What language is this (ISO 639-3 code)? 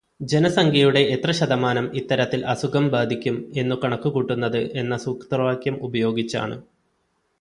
mal